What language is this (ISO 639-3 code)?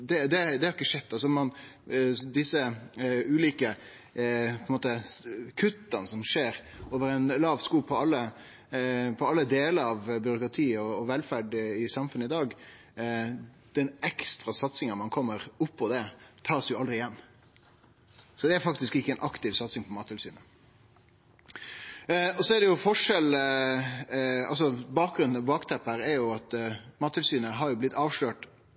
nno